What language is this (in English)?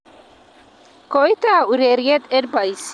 Kalenjin